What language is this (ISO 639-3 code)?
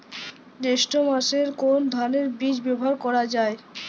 ben